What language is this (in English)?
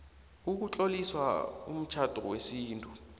South Ndebele